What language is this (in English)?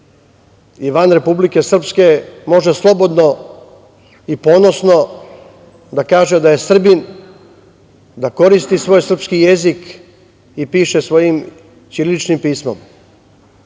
Serbian